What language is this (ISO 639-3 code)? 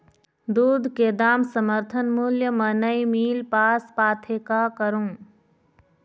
hne